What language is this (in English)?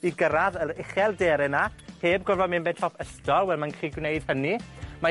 Welsh